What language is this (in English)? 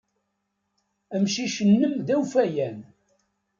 Kabyle